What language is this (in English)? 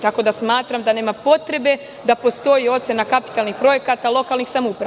Serbian